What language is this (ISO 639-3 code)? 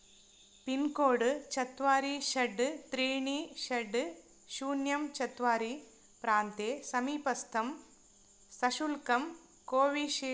san